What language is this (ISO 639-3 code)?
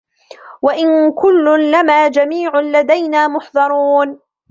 ara